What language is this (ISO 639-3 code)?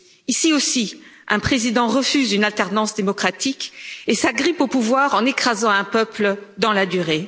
fra